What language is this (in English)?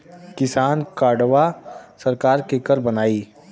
Bhojpuri